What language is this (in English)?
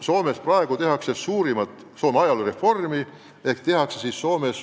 Estonian